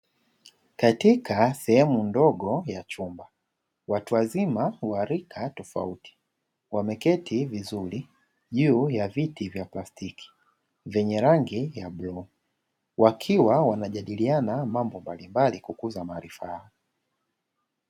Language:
Swahili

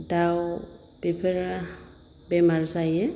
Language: Bodo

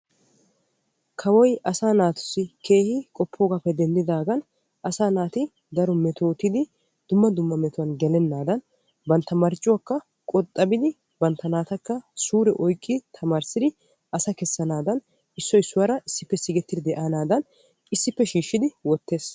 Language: Wolaytta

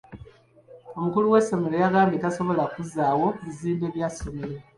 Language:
Ganda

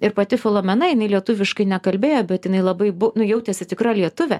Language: Lithuanian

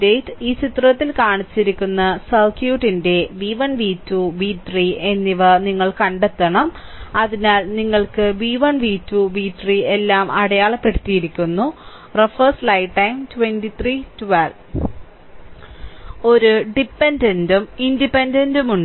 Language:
Malayalam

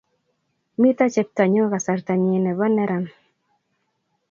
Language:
Kalenjin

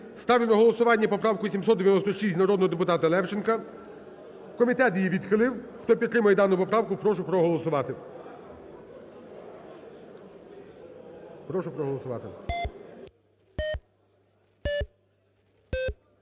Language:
Ukrainian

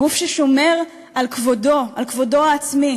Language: Hebrew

